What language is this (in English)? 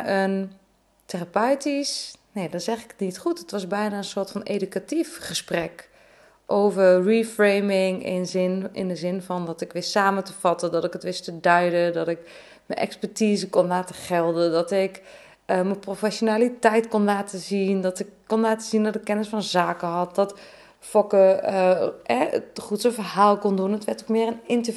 Dutch